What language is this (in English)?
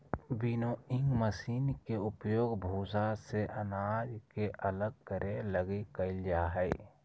Magahi